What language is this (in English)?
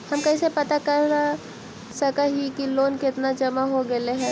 Magahi